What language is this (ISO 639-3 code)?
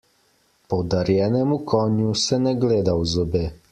slv